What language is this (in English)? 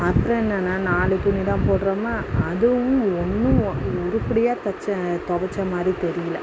Tamil